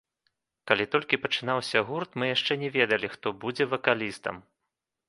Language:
Belarusian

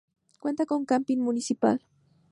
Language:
Spanish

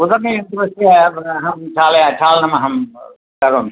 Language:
Sanskrit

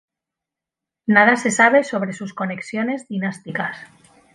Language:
Spanish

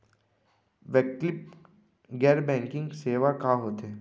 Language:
Chhattisgarhi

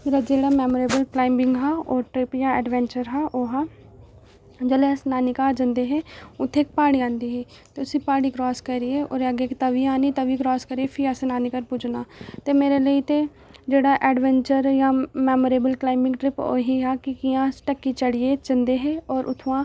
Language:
Dogri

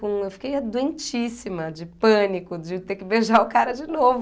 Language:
Portuguese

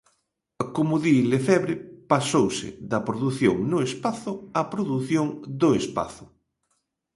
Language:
Galician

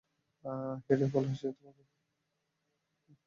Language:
Bangla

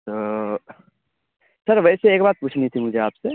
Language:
Urdu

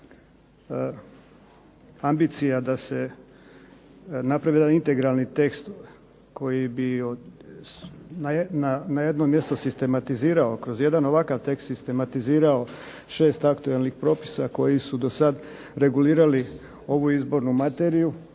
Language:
Croatian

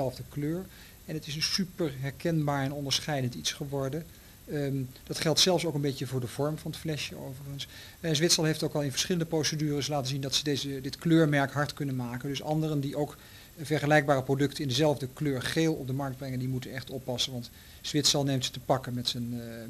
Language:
Dutch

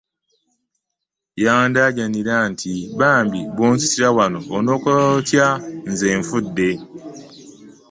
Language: Ganda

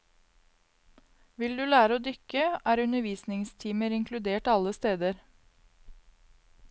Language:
Norwegian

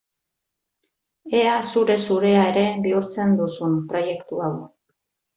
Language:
Basque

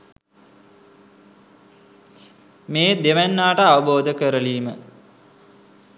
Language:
Sinhala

